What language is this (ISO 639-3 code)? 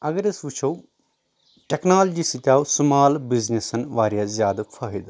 kas